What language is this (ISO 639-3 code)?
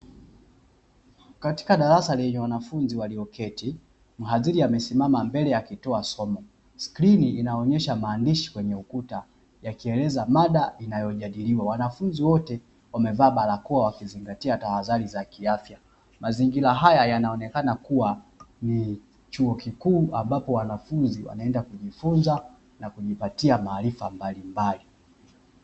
swa